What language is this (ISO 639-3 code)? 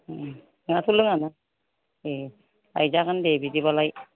brx